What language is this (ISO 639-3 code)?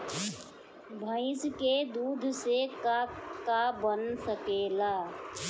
bho